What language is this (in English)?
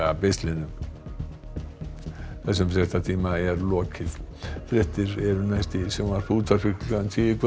Icelandic